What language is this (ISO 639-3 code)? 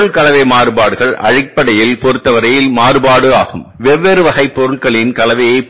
tam